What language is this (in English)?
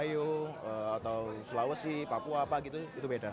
Indonesian